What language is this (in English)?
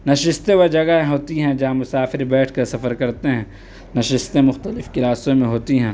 Urdu